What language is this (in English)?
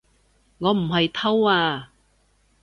Cantonese